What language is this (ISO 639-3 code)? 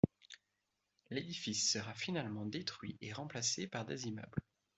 fra